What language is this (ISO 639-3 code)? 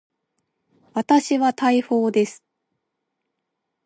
jpn